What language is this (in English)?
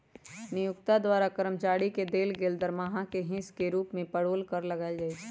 Magahi